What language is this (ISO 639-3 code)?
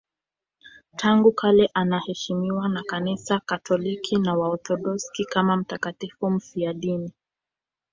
swa